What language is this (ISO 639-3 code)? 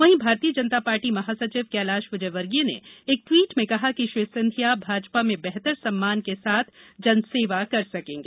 hin